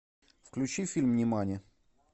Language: Russian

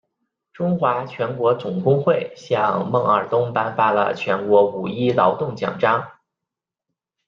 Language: Chinese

